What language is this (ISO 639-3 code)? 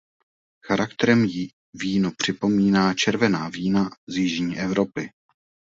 ces